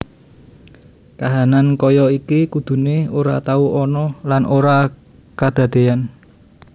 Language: Javanese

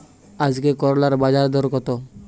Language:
Bangla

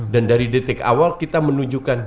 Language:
Indonesian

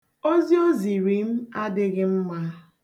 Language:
Igbo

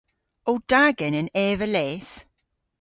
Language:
Cornish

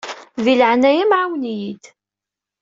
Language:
Kabyle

